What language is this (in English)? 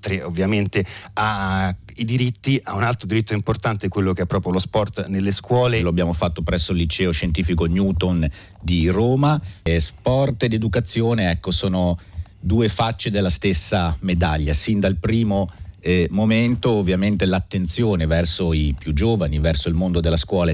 Italian